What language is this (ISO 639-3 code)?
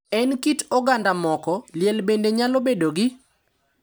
luo